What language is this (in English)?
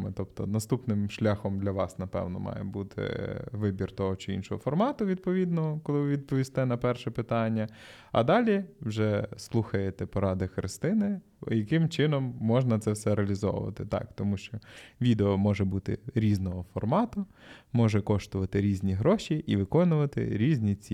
Ukrainian